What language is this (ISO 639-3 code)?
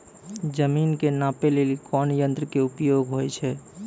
mai